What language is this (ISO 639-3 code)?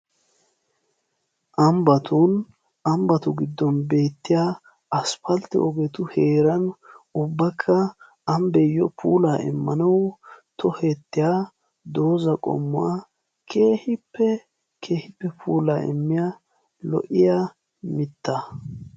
wal